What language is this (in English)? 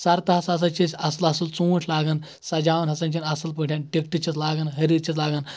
Kashmiri